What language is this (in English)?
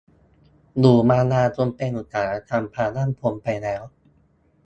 Thai